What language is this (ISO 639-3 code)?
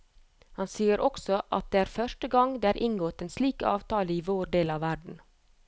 nor